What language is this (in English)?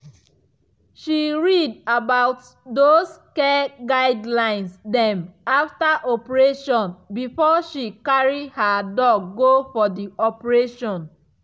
Nigerian Pidgin